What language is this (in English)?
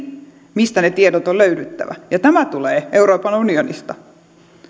Finnish